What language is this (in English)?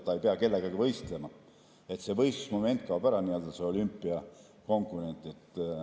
Estonian